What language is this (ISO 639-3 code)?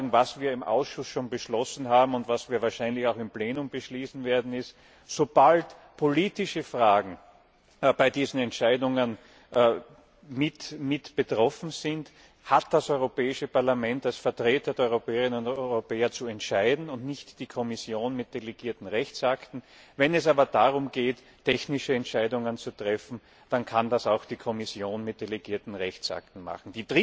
deu